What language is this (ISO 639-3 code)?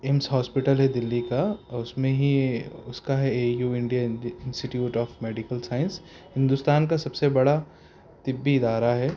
urd